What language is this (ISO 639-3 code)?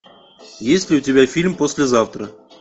rus